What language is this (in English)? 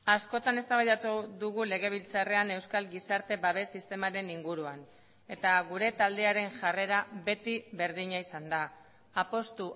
Basque